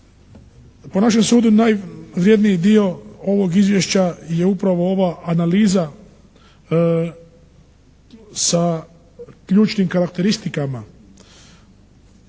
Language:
Croatian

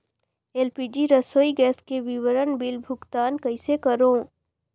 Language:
Chhattisgarhi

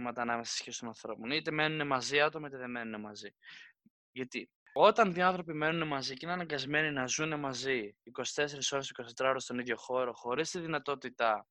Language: Greek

